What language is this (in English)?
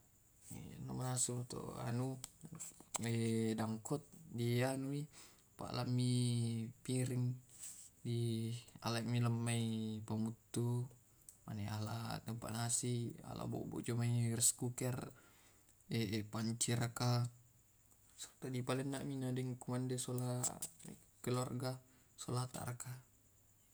Tae'